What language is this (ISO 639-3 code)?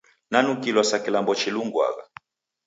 dav